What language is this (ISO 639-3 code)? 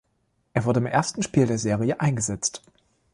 deu